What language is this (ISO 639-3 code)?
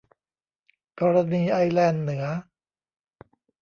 tha